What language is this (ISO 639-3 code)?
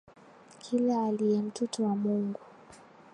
swa